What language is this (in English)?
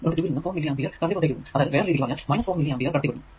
Malayalam